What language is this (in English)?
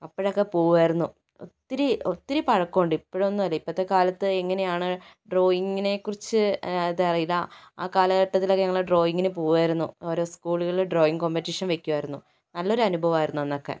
Malayalam